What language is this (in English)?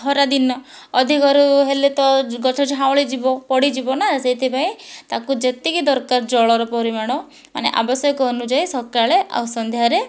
Odia